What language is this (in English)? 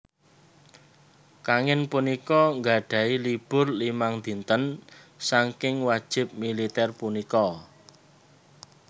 Javanese